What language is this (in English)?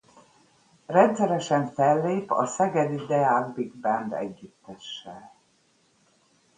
Hungarian